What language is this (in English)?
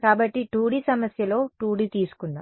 Telugu